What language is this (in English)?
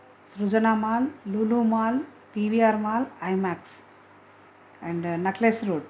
Telugu